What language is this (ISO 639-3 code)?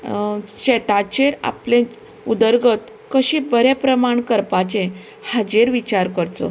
kok